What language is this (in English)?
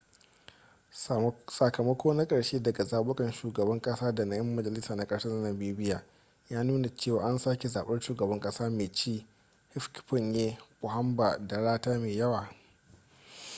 Hausa